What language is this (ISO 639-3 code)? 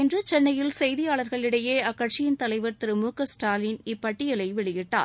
tam